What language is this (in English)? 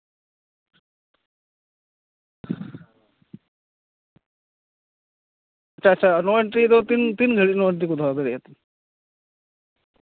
Santali